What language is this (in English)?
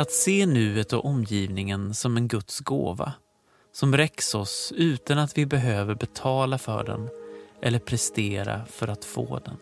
Swedish